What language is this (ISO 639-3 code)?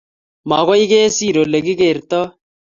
kln